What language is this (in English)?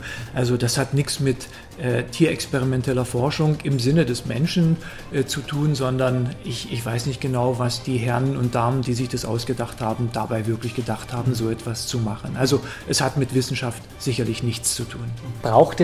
German